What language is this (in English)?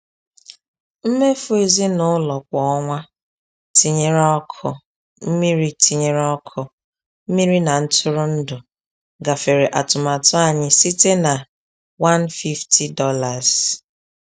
Igbo